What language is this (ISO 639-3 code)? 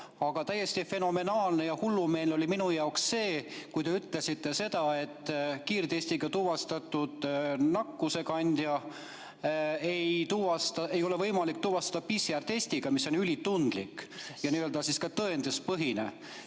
est